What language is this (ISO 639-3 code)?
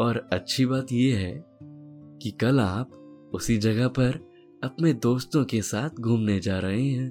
hin